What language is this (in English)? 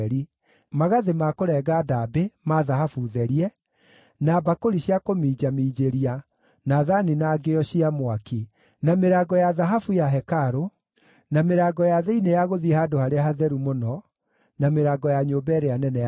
Kikuyu